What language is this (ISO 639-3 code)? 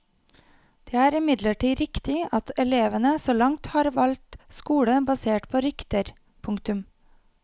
nor